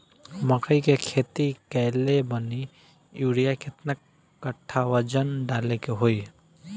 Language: Bhojpuri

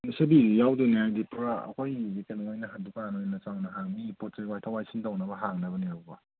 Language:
Manipuri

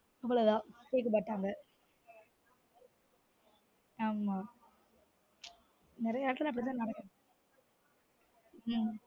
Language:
Tamil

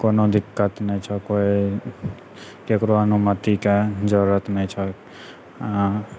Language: Maithili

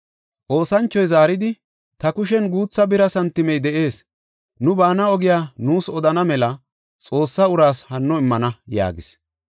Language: Gofa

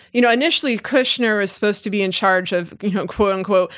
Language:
English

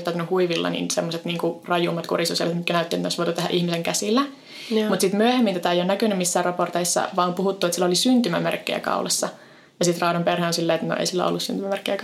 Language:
Finnish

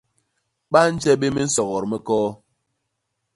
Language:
Basaa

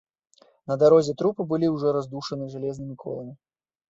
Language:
Belarusian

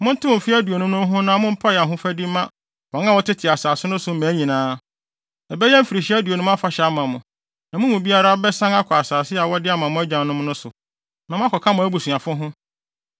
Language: Akan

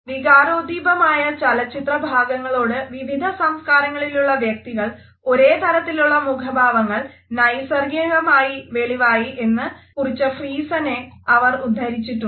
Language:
Malayalam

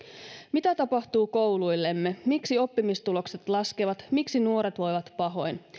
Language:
Finnish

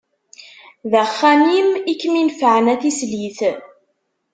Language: Kabyle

